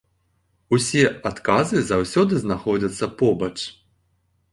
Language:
Belarusian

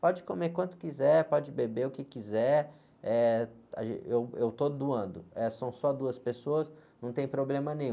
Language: Portuguese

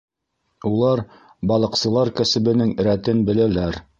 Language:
Bashkir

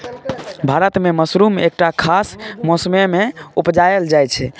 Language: Maithili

